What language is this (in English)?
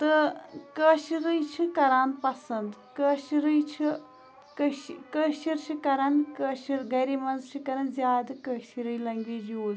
Kashmiri